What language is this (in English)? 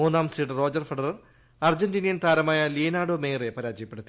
Malayalam